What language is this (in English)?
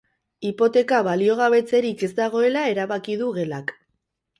Basque